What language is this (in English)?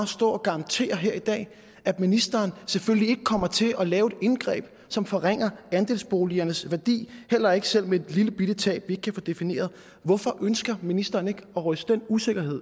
Danish